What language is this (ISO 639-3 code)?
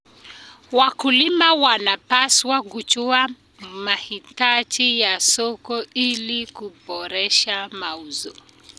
kln